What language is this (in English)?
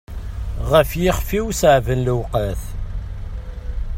Kabyle